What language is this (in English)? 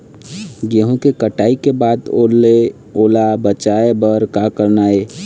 Chhattisgarhi